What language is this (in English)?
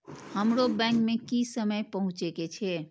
Maithili